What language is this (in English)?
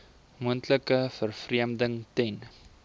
Afrikaans